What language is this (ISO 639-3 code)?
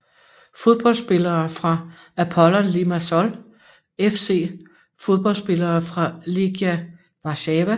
dan